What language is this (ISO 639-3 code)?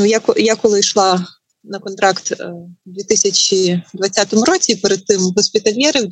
ukr